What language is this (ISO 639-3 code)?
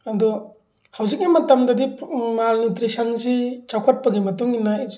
mni